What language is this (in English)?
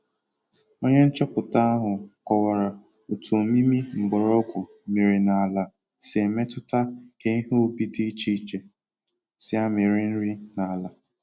Igbo